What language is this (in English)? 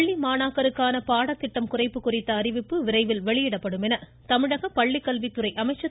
Tamil